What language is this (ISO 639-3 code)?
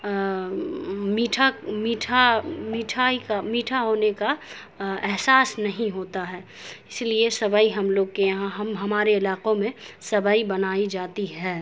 urd